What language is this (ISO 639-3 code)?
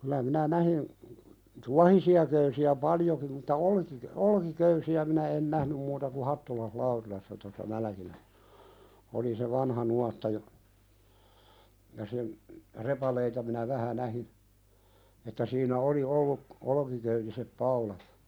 fin